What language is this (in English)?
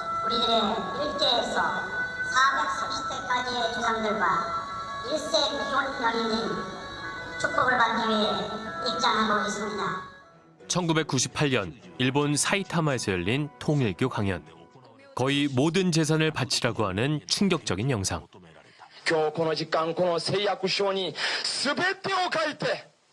Korean